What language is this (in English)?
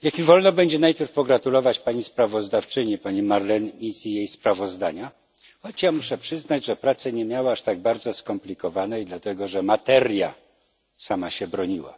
Polish